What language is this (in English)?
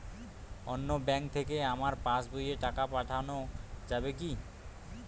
Bangla